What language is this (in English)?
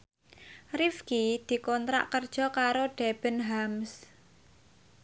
Javanese